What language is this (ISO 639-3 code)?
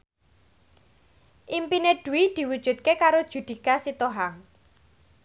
jav